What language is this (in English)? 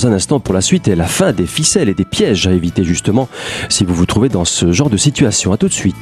French